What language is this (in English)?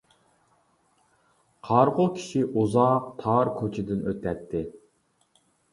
Uyghur